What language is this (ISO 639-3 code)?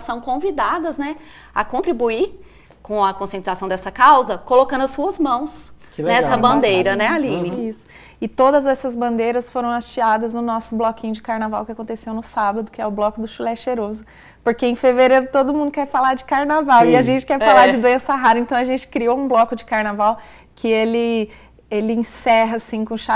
por